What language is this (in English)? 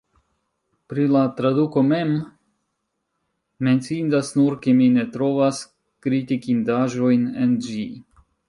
Esperanto